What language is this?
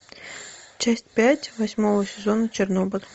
Russian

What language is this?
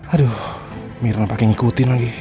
Indonesian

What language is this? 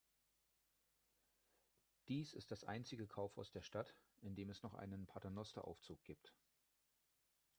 German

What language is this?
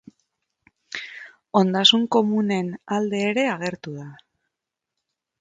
Basque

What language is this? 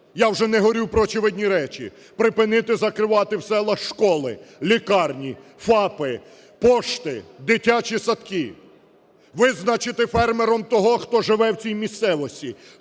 Ukrainian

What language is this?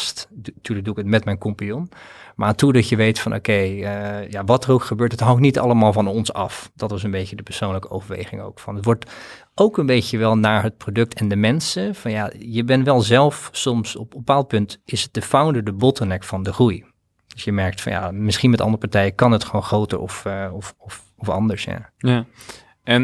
Dutch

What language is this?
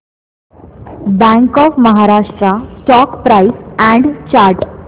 Marathi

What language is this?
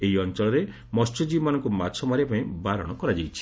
Odia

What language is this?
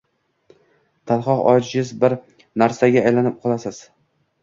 Uzbek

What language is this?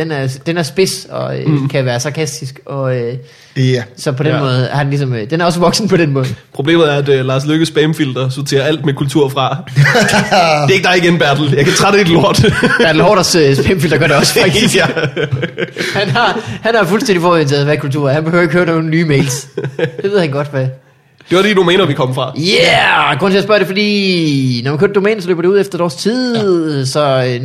Danish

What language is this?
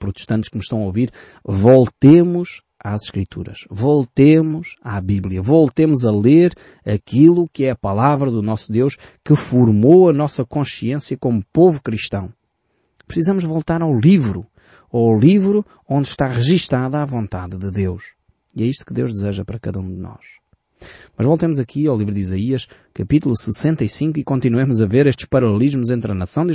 Portuguese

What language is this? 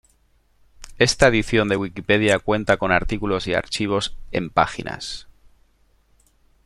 Spanish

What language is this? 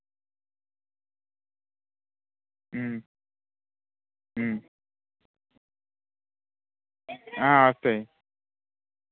Telugu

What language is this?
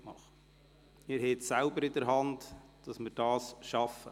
Swiss German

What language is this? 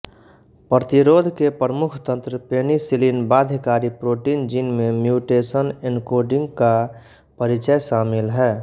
Hindi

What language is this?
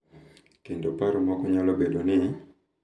Luo (Kenya and Tanzania)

